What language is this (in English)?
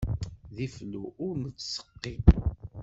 Kabyle